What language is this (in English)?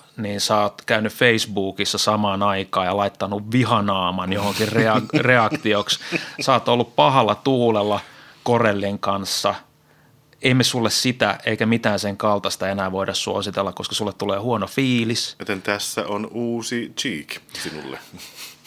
Finnish